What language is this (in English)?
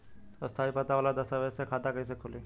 Bhojpuri